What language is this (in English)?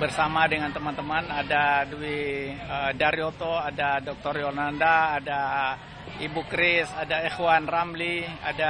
Indonesian